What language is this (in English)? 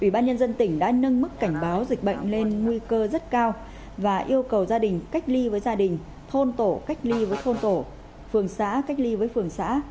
Vietnamese